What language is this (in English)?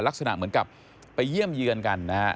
Thai